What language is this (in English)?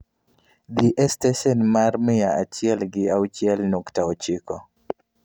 Luo (Kenya and Tanzania)